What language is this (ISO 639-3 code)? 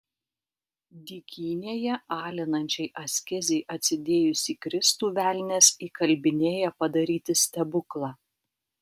lit